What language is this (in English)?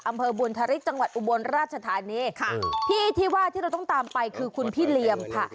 Thai